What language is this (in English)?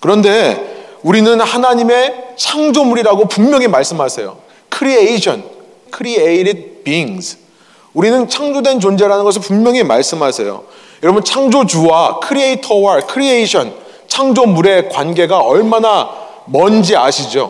Korean